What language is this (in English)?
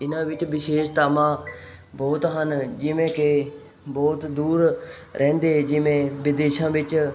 Punjabi